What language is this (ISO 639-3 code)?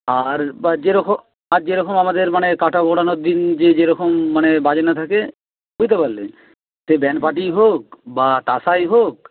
ben